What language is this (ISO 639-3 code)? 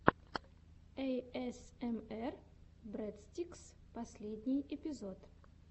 rus